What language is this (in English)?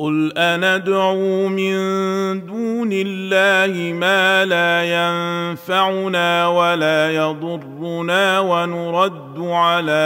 Arabic